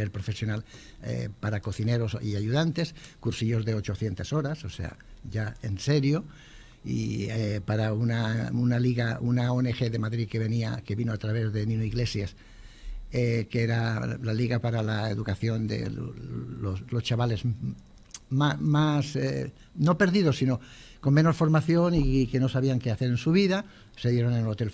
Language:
Spanish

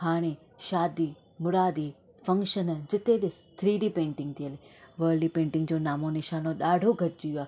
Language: Sindhi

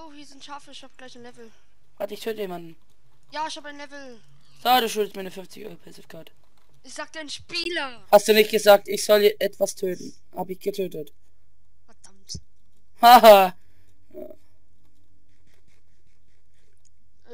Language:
German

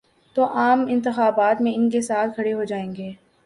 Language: Urdu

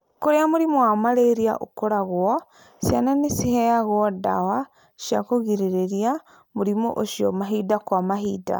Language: Kikuyu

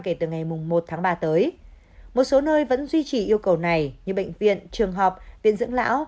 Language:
Vietnamese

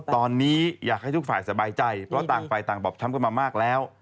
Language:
Thai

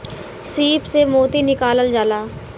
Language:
Bhojpuri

